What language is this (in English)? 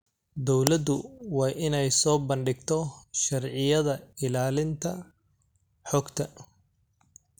Somali